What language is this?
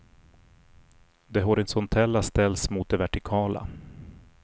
Swedish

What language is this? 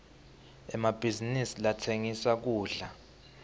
Swati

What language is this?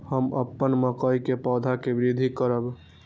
Maithili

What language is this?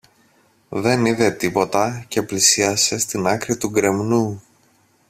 Greek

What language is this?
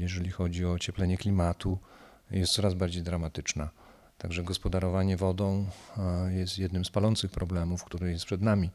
Polish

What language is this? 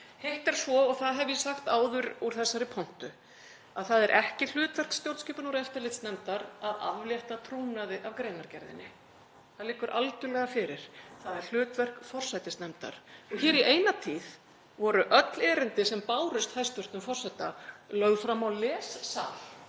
Icelandic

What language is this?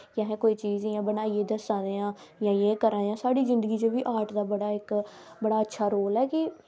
Dogri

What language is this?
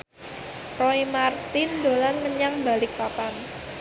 Javanese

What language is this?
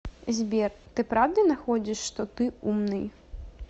Russian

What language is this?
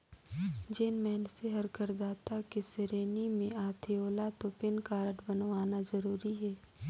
Chhattisgarhi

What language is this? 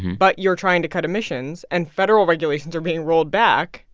English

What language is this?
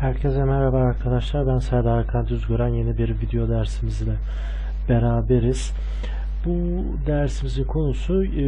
Turkish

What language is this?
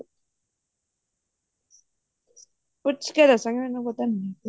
Punjabi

